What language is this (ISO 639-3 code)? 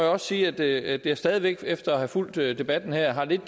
dan